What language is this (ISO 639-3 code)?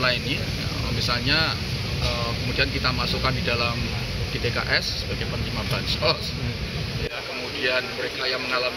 ind